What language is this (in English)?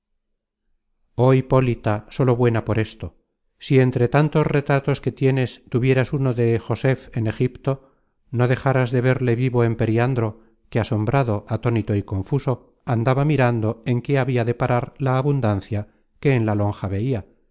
Spanish